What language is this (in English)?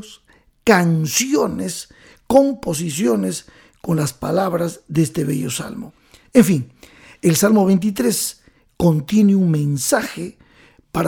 Spanish